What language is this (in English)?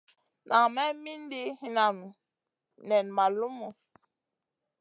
Masana